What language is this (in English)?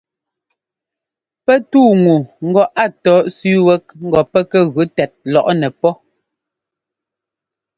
Ngomba